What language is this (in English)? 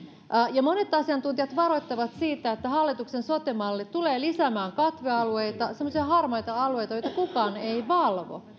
Finnish